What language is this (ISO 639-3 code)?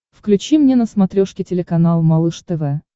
rus